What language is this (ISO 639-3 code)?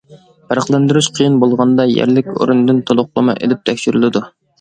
uig